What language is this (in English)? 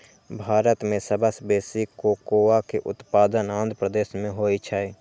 Maithili